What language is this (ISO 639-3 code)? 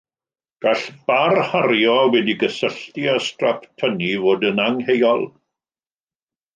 cym